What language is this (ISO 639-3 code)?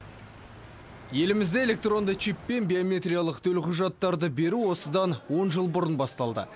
kaz